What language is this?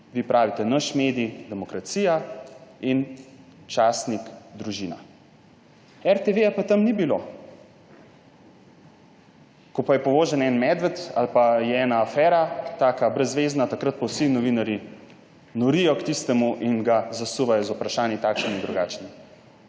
Slovenian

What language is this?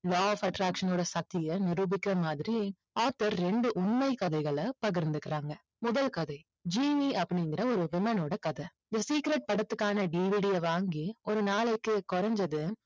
Tamil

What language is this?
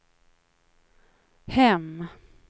Swedish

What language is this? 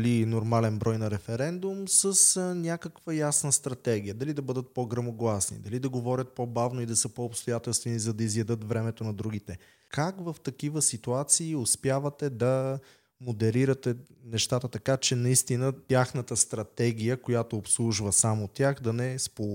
Bulgarian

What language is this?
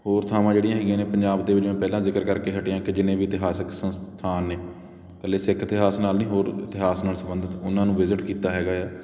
Punjabi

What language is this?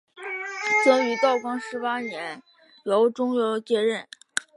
Chinese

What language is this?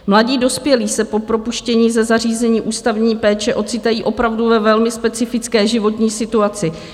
Czech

